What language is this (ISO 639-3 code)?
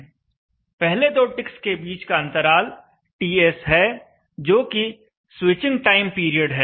hin